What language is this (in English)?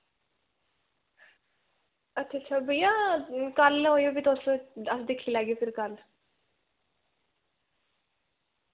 Dogri